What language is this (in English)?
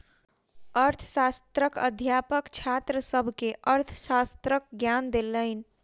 Maithili